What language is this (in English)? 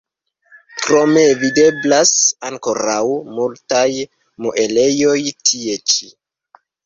Esperanto